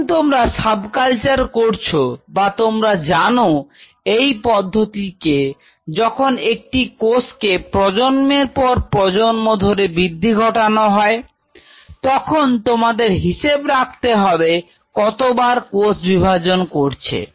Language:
Bangla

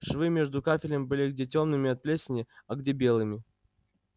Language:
Russian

